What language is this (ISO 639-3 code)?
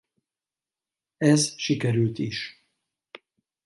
hun